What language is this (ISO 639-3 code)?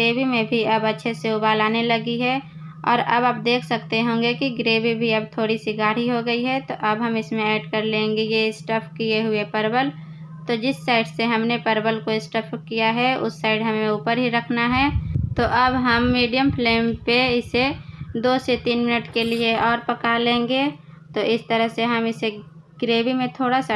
hin